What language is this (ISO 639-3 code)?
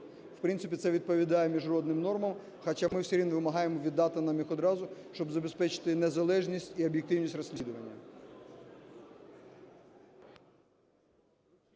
ukr